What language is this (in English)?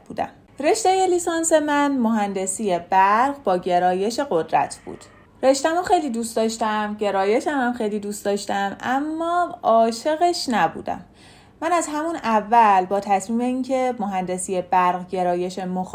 Persian